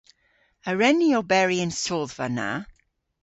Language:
Cornish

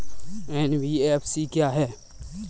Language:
Hindi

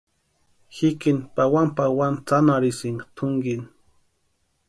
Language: Western Highland Purepecha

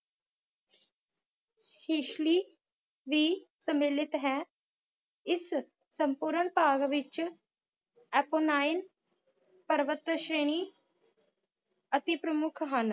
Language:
Punjabi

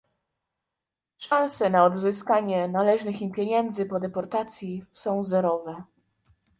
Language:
Polish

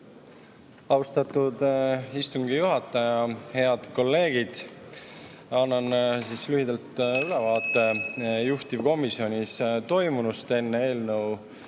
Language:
Estonian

